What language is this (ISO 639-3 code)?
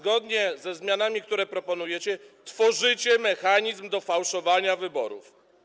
pol